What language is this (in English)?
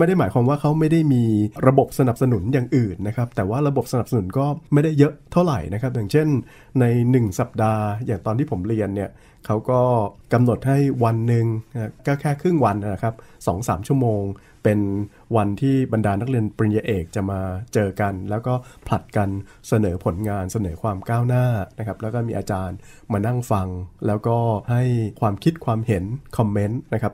Thai